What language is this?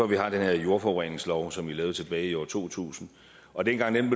Danish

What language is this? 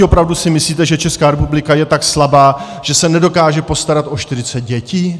Czech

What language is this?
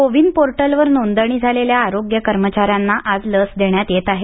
Marathi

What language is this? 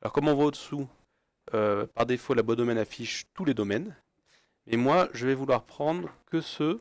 French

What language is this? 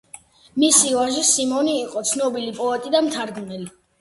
Georgian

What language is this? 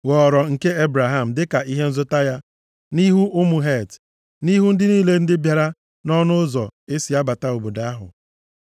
Igbo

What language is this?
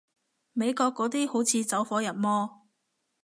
Cantonese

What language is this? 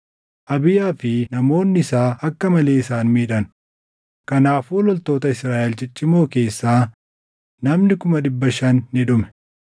Oromo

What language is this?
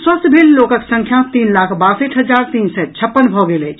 Maithili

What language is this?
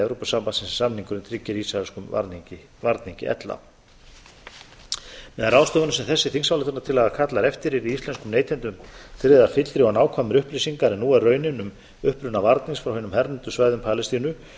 Icelandic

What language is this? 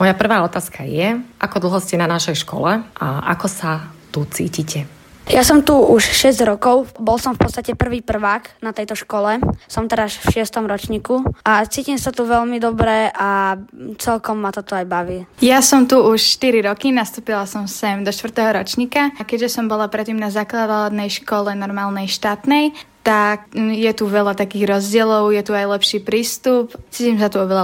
Slovak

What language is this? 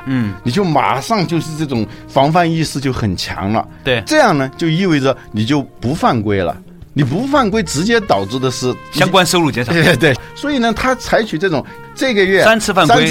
Chinese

